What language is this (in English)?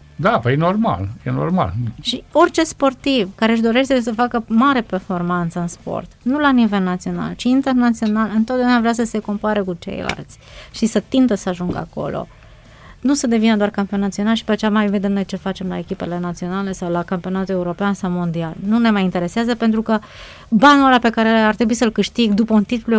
Romanian